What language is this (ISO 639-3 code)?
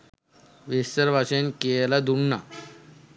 sin